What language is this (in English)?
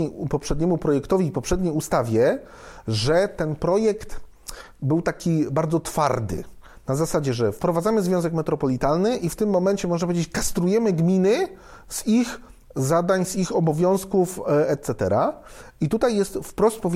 Polish